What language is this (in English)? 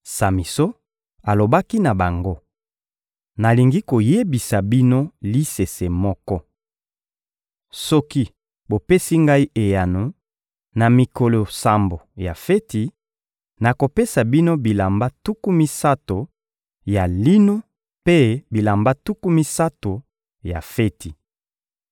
Lingala